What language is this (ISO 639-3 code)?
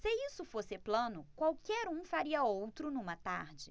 por